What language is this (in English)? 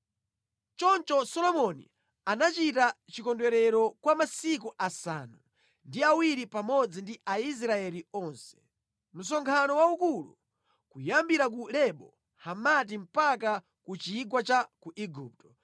Nyanja